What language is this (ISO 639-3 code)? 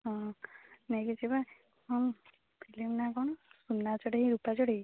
ori